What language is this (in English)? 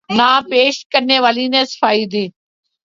Urdu